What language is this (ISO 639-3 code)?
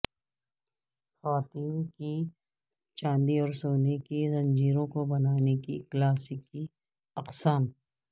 urd